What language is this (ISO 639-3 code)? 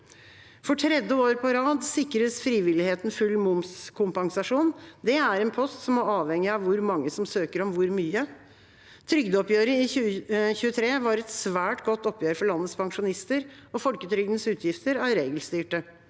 nor